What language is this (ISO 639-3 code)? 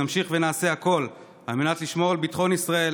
heb